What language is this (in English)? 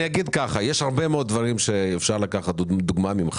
Hebrew